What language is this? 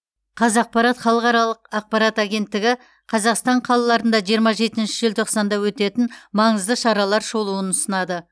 Kazakh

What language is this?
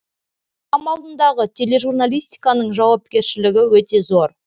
Kazakh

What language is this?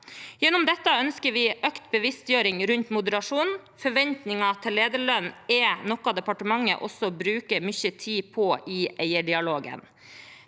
Norwegian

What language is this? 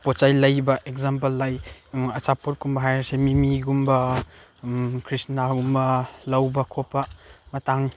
Manipuri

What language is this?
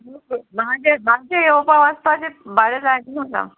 Konkani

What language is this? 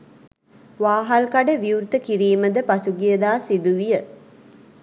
Sinhala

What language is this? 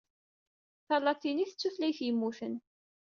Kabyle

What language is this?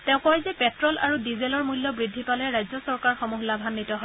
Assamese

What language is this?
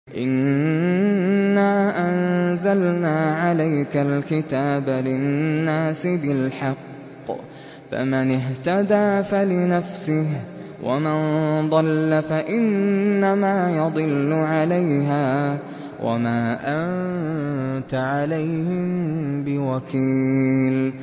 Arabic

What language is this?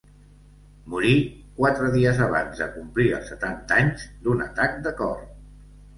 Catalan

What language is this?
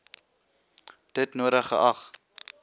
Afrikaans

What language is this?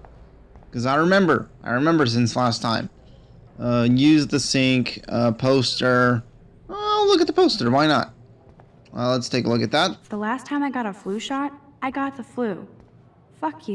English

